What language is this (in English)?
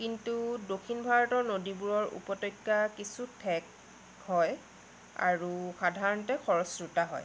Assamese